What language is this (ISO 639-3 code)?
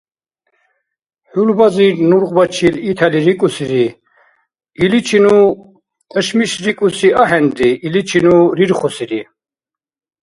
dar